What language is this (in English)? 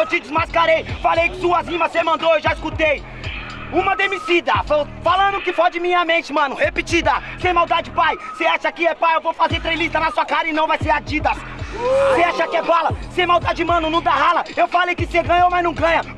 Portuguese